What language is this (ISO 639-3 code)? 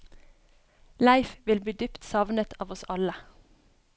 nor